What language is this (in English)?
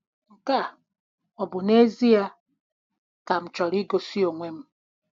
Igbo